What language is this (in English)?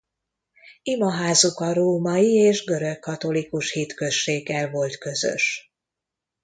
Hungarian